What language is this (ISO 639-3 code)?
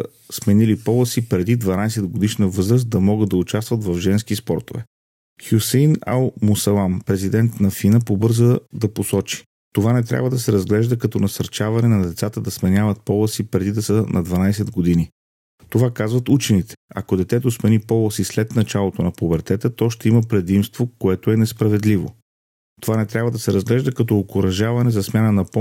bul